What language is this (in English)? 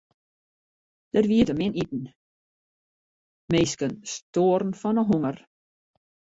Western Frisian